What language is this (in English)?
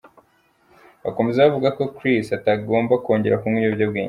Kinyarwanda